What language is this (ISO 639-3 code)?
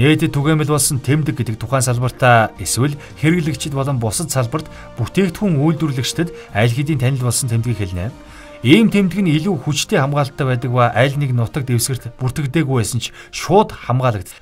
tur